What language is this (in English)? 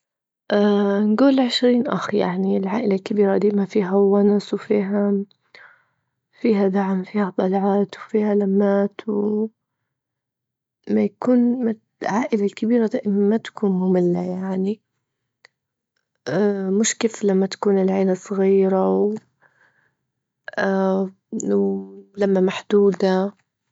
Libyan Arabic